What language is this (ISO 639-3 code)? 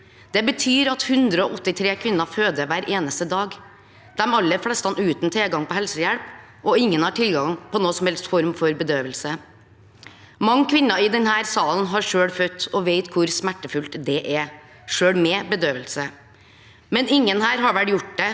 nor